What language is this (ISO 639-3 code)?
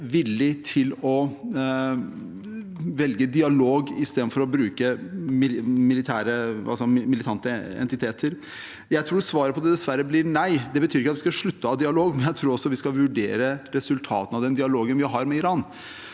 nor